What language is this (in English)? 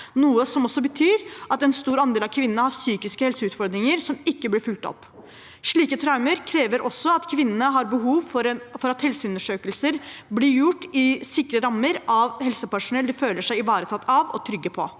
Norwegian